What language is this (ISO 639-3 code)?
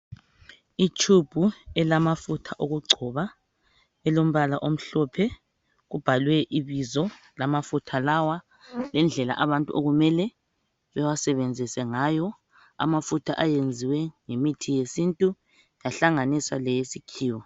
nde